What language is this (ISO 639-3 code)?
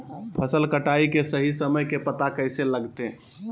mag